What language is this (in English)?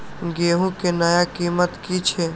Maithili